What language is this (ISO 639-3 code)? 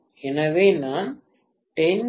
tam